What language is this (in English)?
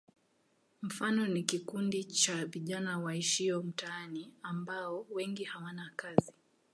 Swahili